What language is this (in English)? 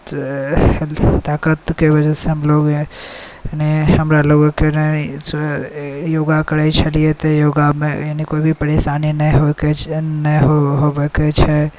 Maithili